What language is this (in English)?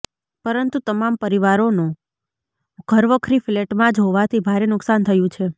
Gujarati